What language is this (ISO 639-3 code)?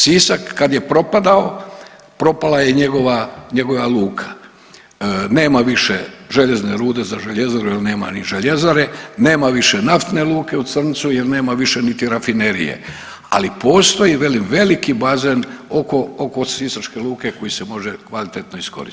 hrv